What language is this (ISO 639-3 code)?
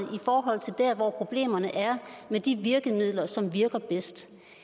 dan